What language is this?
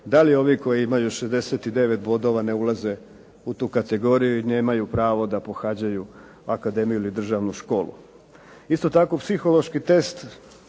Croatian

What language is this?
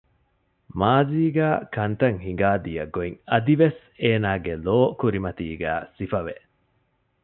Divehi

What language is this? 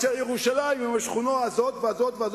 Hebrew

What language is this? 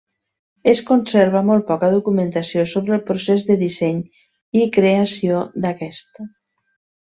Catalan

